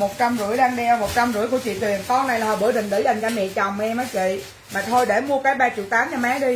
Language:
Vietnamese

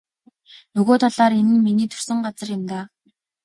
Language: Mongolian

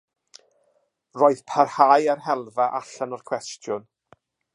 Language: Welsh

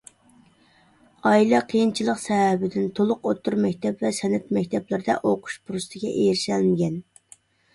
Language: Uyghur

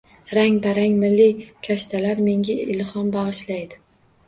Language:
Uzbek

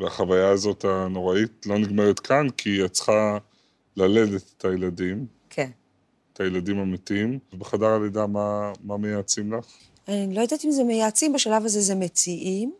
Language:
Hebrew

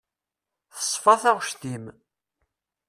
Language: Kabyle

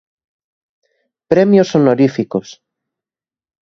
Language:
Galician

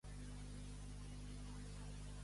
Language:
Catalan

